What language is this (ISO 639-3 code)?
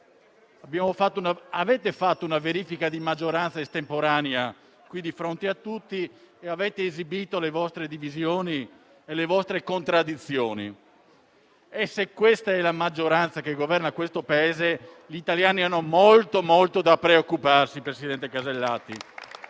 ita